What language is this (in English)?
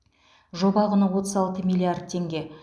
Kazakh